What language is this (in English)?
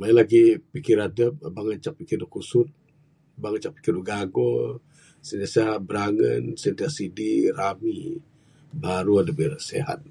Bukar-Sadung Bidayuh